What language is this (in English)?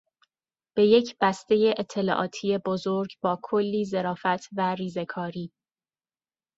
Persian